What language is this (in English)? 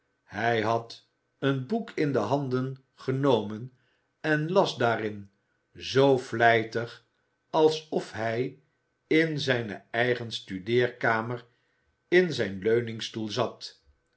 Dutch